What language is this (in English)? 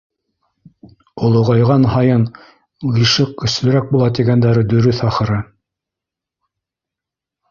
Bashkir